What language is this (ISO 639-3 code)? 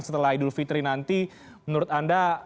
ind